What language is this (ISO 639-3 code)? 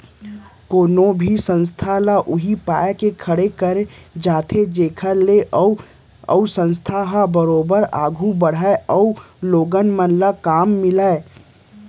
hne